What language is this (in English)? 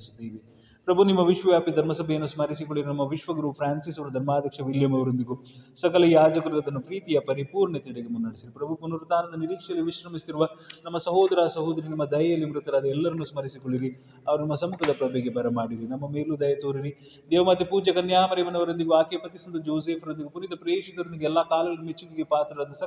Kannada